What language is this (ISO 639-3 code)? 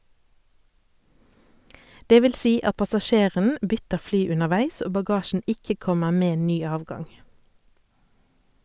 nor